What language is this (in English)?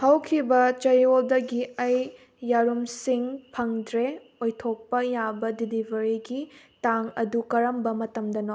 Manipuri